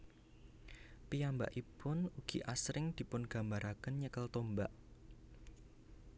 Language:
Javanese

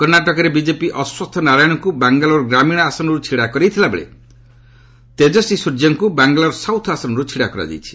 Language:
Odia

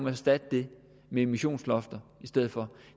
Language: Danish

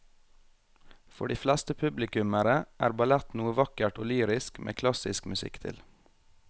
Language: Norwegian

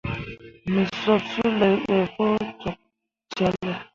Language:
Mundang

